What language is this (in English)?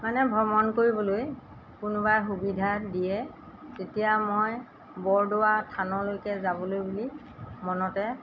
Assamese